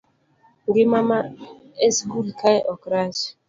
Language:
Luo (Kenya and Tanzania)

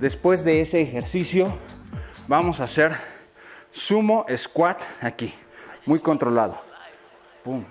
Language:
Spanish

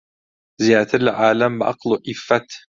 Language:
Central Kurdish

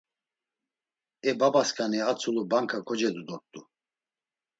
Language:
Laz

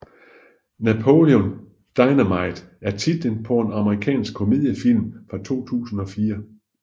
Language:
Danish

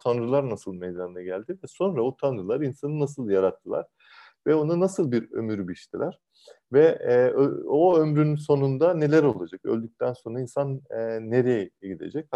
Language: Turkish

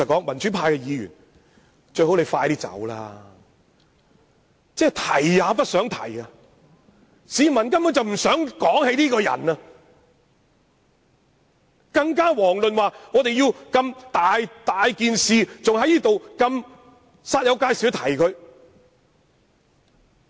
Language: Cantonese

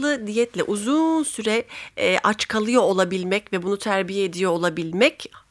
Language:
Turkish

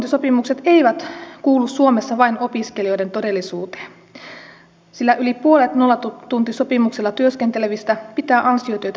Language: Finnish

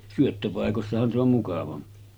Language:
Finnish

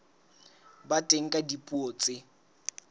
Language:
Southern Sotho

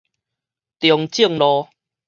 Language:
Min Nan Chinese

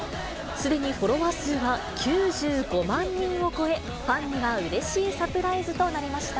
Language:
Japanese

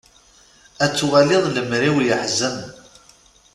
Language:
Kabyle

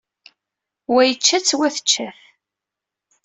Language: Kabyle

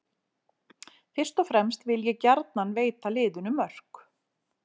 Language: Icelandic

